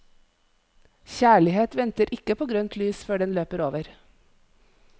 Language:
Norwegian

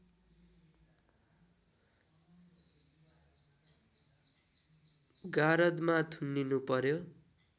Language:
Nepali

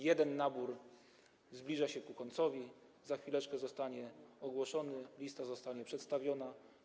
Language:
Polish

